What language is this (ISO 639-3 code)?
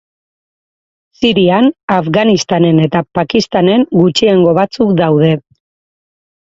eus